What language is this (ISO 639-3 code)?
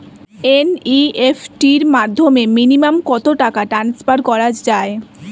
ben